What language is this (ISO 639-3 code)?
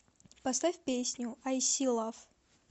rus